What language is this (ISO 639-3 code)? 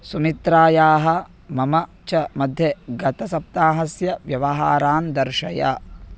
san